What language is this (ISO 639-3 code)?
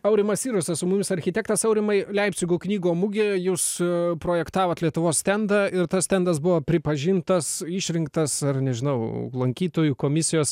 lit